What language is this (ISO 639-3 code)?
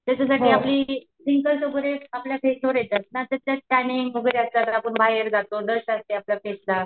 mar